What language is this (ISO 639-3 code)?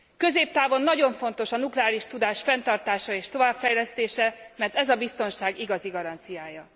hun